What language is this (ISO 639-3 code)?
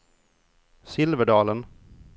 swe